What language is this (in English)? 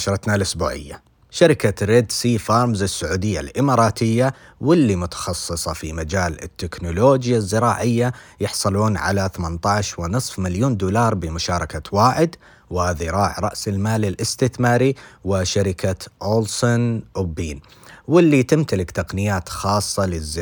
Arabic